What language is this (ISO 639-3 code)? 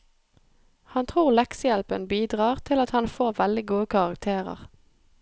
nor